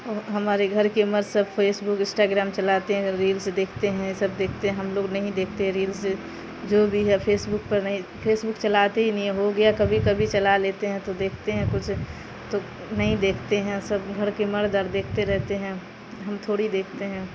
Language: Urdu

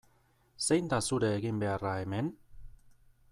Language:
Basque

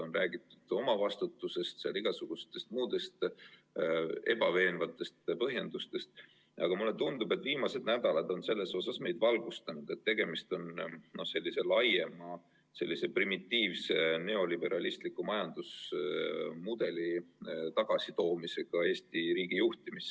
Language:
Estonian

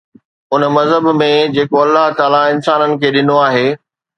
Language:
Sindhi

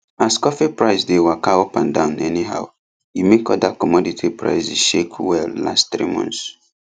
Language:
Nigerian Pidgin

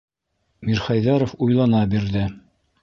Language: Bashkir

